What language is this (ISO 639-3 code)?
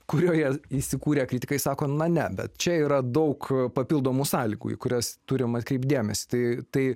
lit